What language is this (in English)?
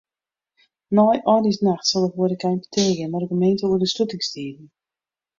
Western Frisian